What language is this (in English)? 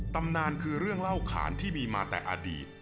Thai